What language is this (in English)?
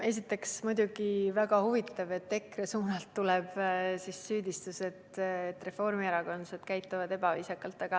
Estonian